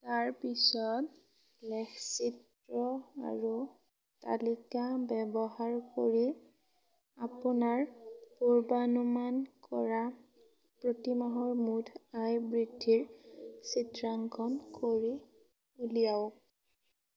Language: Assamese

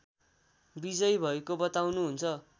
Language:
Nepali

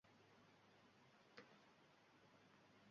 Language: Uzbek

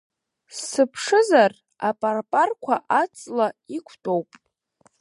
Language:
Abkhazian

